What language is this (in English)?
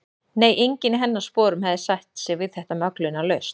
Icelandic